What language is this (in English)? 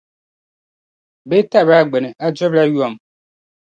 Dagbani